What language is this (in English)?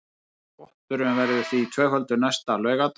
Icelandic